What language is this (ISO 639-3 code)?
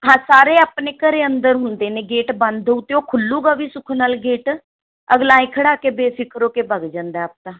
pan